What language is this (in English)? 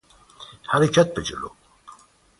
Persian